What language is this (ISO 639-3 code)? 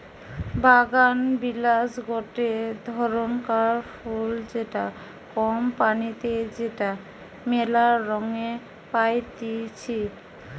ben